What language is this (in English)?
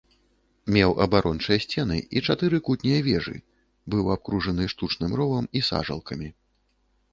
Belarusian